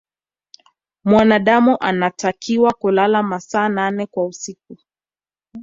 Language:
Swahili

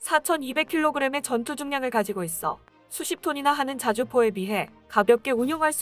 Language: Korean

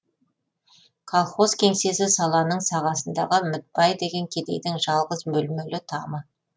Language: Kazakh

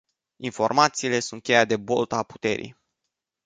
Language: Romanian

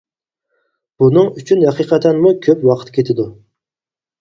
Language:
Uyghur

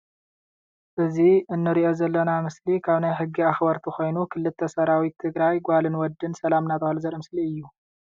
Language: Tigrinya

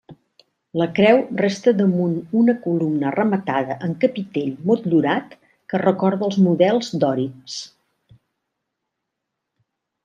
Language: Catalan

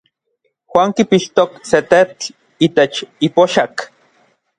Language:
Orizaba Nahuatl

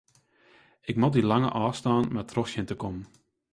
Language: Western Frisian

